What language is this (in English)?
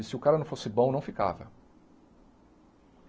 Portuguese